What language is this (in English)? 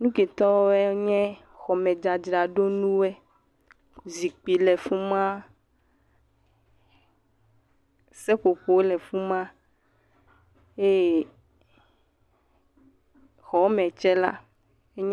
Ewe